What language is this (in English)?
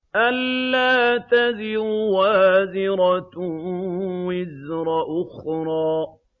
Arabic